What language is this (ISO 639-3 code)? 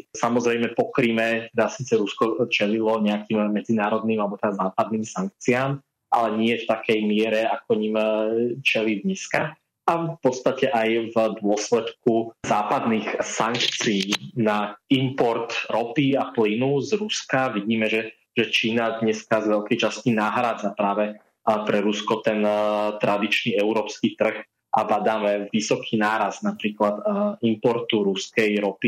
slk